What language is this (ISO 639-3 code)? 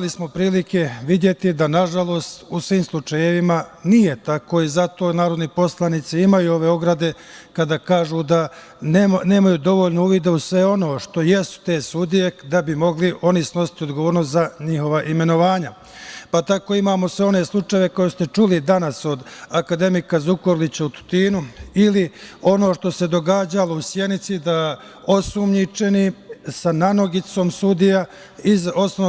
srp